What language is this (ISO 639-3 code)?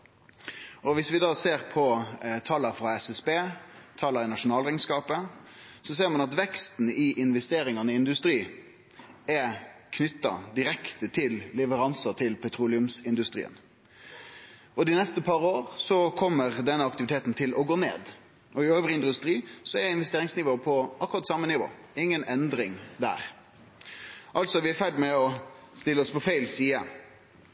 nno